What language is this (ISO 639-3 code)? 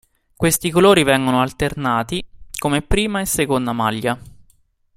ita